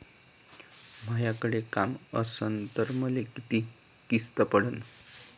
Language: Marathi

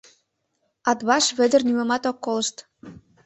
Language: Mari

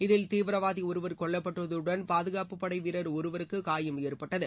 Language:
Tamil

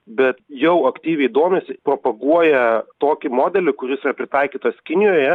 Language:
Lithuanian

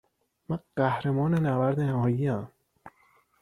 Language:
Persian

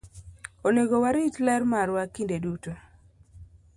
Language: Luo (Kenya and Tanzania)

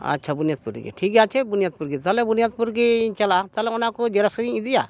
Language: Santali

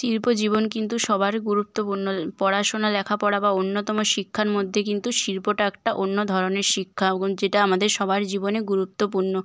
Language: Bangla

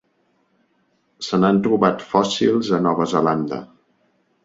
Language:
Catalan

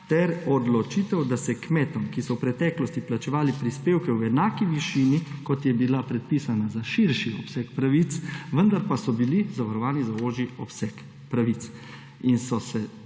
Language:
Slovenian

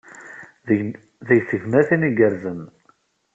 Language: Kabyle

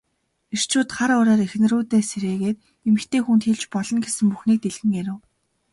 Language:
Mongolian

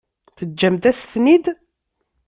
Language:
Kabyle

